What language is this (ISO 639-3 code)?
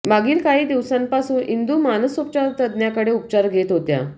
mar